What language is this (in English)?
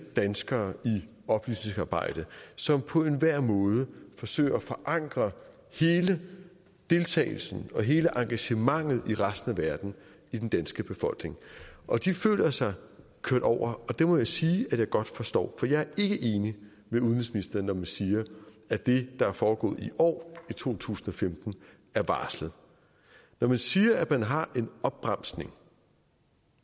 Danish